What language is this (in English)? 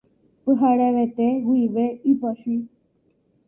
Guarani